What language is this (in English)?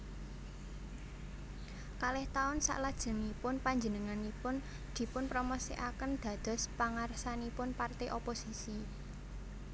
Javanese